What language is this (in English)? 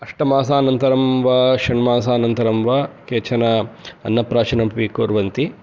Sanskrit